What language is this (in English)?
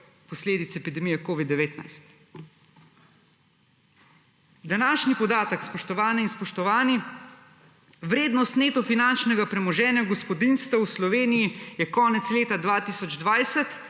Slovenian